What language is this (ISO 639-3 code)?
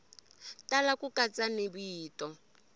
tso